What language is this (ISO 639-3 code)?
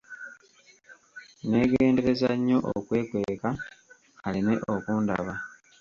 lug